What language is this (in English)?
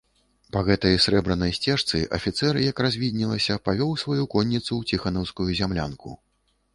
Belarusian